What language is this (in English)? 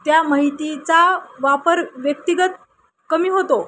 Marathi